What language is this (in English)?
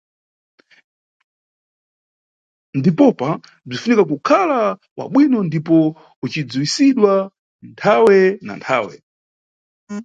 Nyungwe